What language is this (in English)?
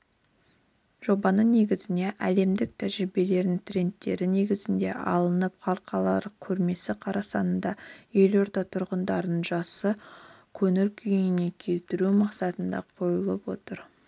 Kazakh